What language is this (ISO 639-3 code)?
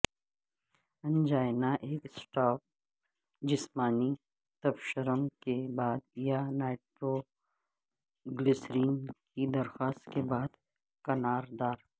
urd